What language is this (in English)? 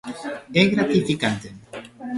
Galician